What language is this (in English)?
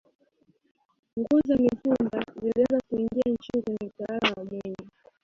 Swahili